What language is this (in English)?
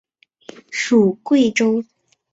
Chinese